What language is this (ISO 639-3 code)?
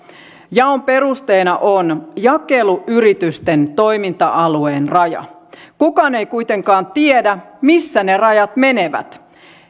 fin